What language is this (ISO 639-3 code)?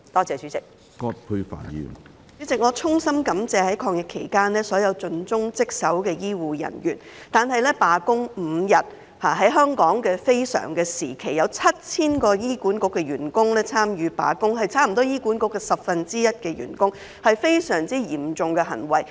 yue